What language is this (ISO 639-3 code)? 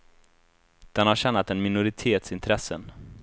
swe